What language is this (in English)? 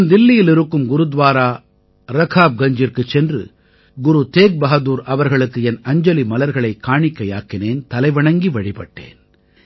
Tamil